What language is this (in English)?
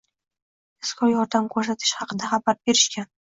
Uzbek